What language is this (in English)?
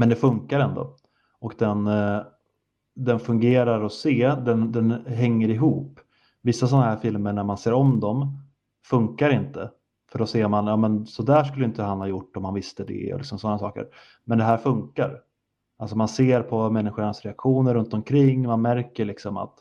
Swedish